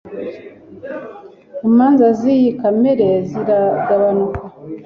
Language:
Kinyarwanda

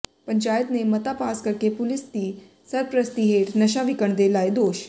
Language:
Punjabi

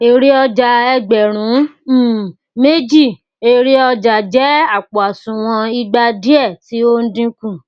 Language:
Yoruba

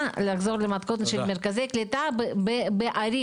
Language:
Hebrew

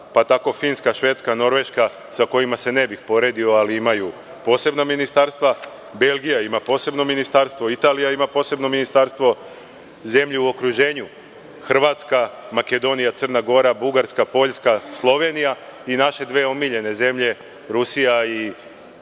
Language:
Serbian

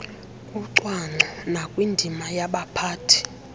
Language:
Xhosa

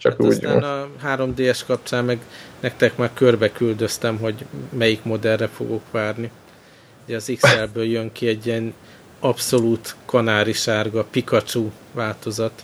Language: Hungarian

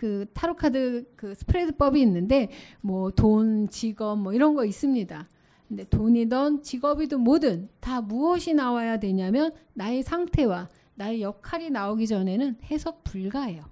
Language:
Korean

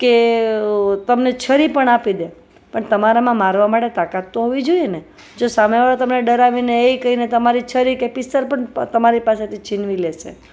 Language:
Gujarati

